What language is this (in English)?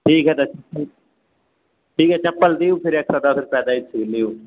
Maithili